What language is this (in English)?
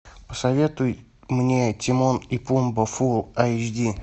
Russian